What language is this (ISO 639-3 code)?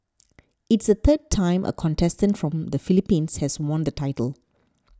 eng